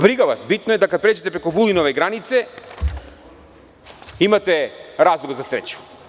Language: Serbian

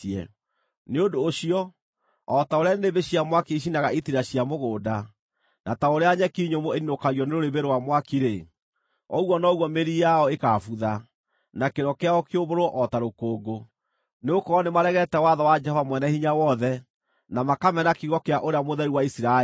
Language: Kikuyu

